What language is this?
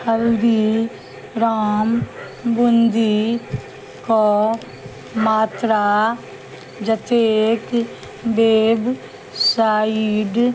Maithili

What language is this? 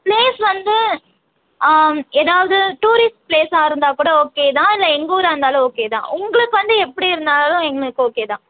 Tamil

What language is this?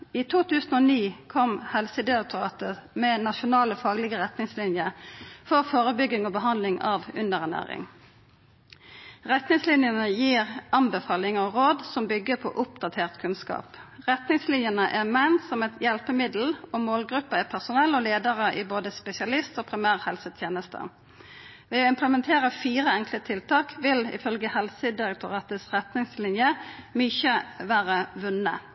Norwegian Nynorsk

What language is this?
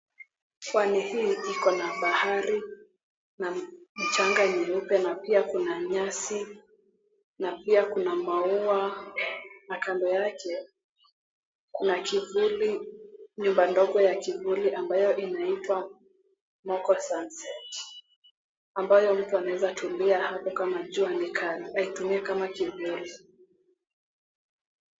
Swahili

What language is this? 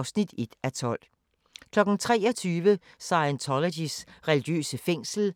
Danish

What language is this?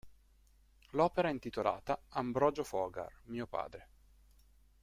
Italian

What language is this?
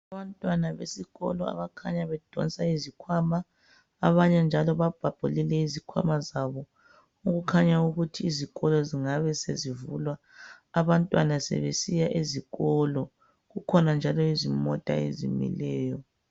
North Ndebele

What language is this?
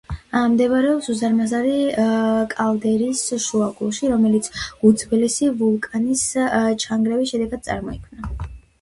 Georgian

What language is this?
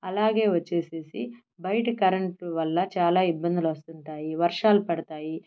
Telugu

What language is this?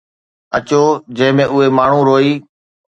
Sindhi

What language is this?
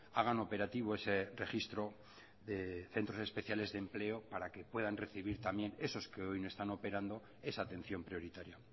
Spanish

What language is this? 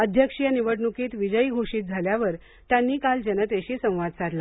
Marathi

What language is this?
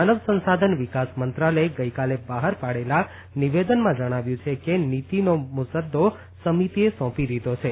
Gujarati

